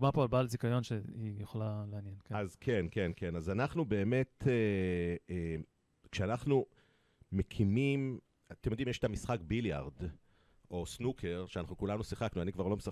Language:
Hebrew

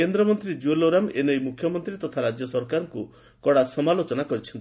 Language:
Odia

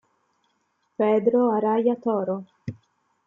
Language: Italian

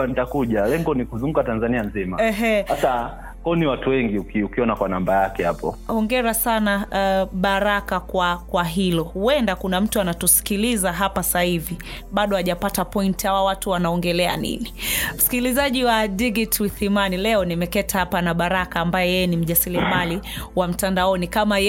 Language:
Swahili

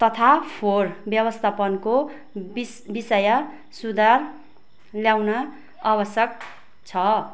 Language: Nepali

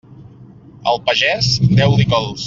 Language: Catalan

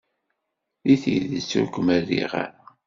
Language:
Kabyle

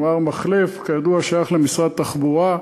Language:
Hebrew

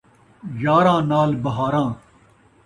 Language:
Saraiki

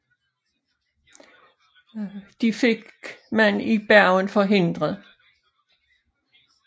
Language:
Danish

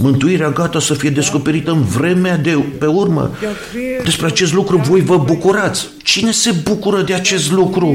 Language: Romanian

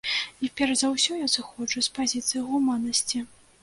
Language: Belarusian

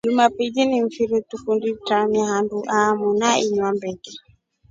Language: Rombo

